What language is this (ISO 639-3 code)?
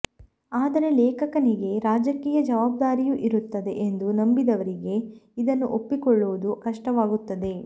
kan